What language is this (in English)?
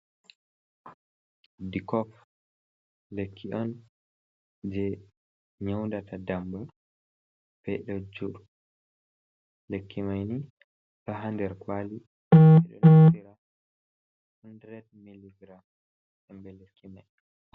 Fula